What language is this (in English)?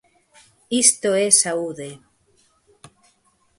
Galician